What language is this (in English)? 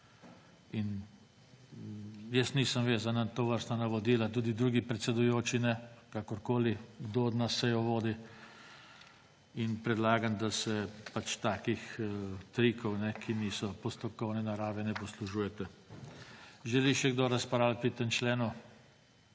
Slovenian